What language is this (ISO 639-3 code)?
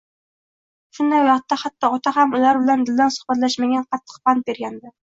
uzb